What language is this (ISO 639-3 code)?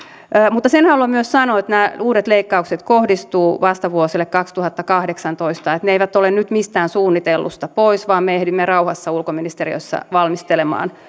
fin